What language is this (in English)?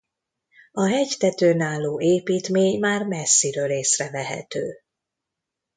Hungarian